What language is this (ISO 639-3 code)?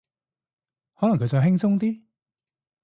yue